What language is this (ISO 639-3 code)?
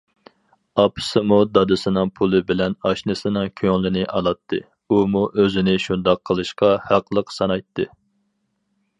uig